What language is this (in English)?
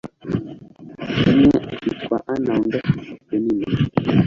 Kinyarwanda